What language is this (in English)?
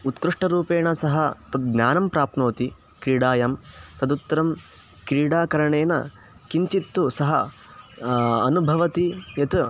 Sanskrit